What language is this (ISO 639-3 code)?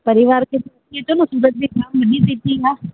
snd